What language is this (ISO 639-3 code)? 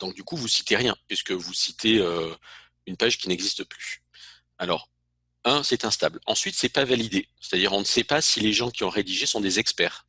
fra